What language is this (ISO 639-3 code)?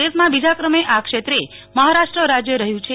guj